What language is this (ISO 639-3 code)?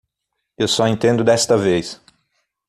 por